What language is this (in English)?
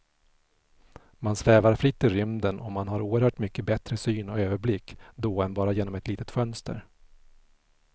Swedish